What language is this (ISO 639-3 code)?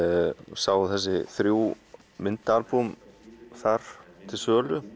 isl